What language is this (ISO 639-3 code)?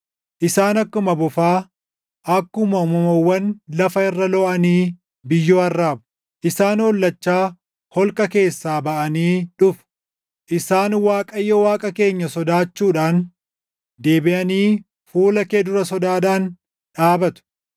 orm